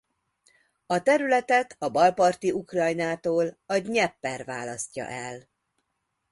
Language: Hungarian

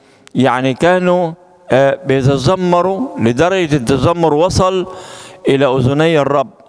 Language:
Arabic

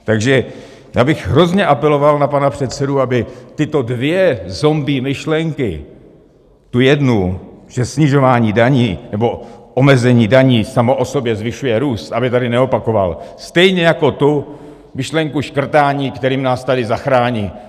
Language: Czech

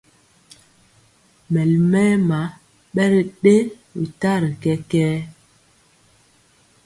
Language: Mpiemo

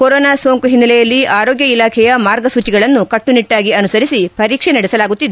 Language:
Kannada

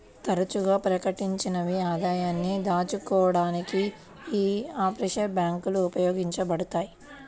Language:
Telugu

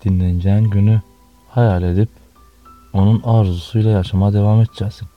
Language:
Turkish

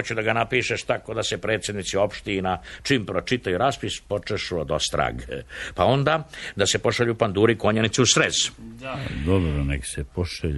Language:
Croatian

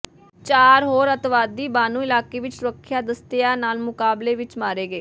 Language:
Punjabi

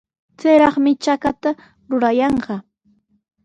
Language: Sihuas Ancash Quechua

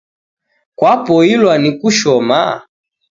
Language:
Taita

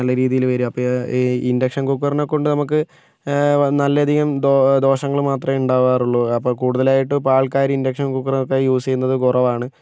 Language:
Malayalam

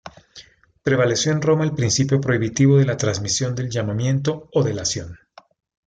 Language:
Spanish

